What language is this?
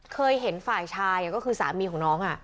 Thai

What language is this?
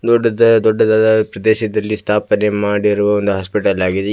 Kannada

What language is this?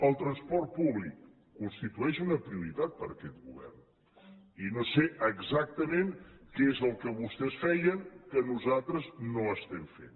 Catalan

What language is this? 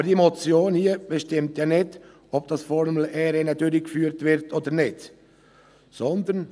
Swiss German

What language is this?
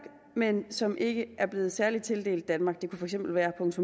Danish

